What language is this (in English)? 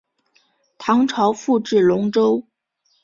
Chinese